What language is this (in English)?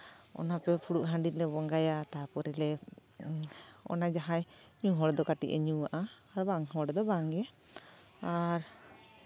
Santali